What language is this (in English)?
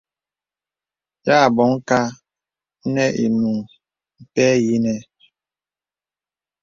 Bebele